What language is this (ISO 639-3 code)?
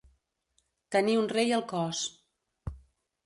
cat